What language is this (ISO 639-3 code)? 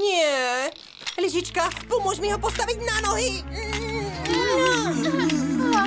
pol